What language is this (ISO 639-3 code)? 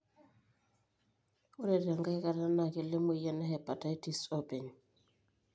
mas